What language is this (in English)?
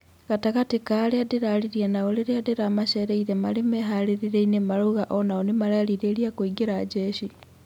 Kikuyu